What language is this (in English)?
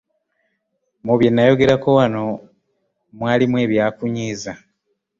Ganda